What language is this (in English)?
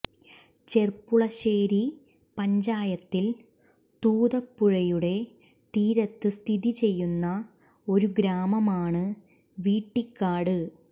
Malayalam